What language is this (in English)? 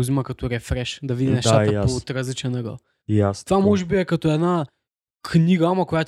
Bulgarian